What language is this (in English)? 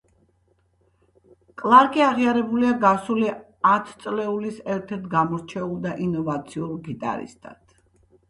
Georgian